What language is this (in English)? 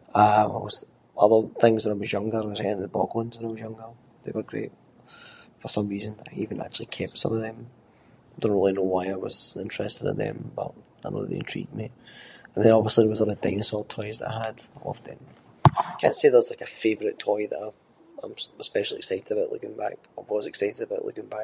Scots